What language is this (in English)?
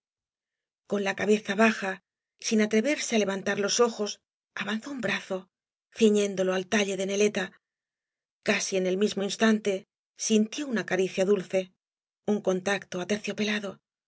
Spanish